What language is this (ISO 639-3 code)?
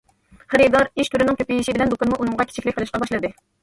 uig